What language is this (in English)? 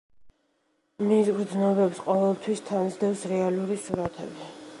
Georgian